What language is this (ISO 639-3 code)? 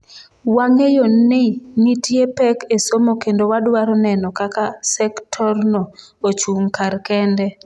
luo